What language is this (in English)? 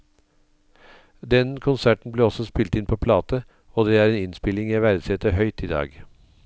Norwegian